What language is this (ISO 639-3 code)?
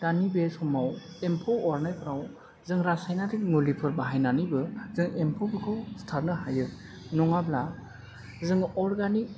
brx